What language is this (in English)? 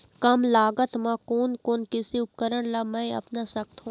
Chhattisgarhi